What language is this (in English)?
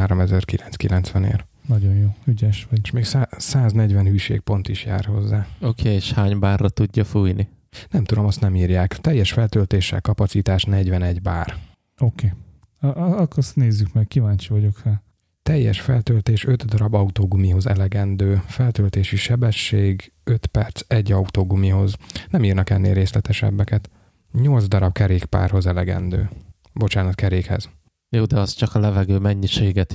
Hungarian